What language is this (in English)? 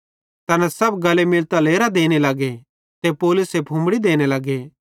Bhadrawahi